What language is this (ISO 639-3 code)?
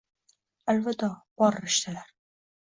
uzb